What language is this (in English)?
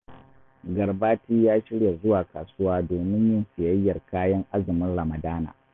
Hausa